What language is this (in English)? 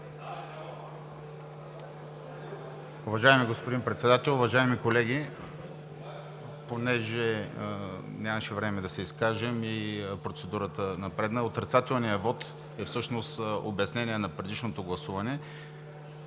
Bulgarian